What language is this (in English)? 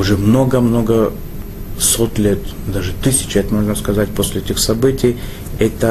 Russian